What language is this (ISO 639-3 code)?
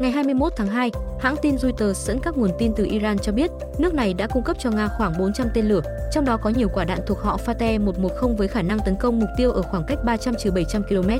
vie